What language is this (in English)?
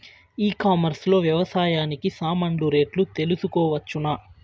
Telugu